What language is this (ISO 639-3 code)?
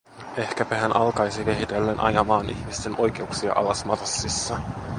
fin